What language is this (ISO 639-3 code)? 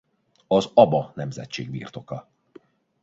hun